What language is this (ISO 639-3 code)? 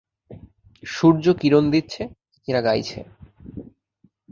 ben